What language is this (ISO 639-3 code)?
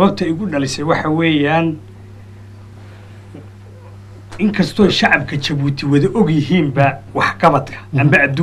ara